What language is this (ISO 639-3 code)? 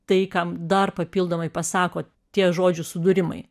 lit